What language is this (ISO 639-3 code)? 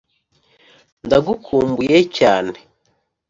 kin